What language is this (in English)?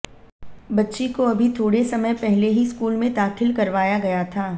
Hindi